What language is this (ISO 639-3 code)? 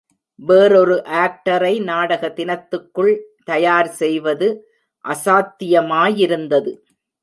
tam